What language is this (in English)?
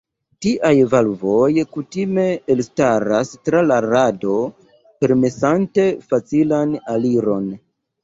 Esperanto